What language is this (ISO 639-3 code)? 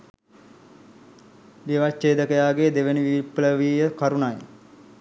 sin